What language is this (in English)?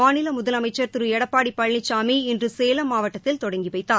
Tamil